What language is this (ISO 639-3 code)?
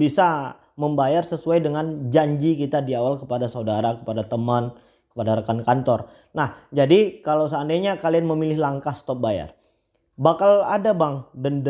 ind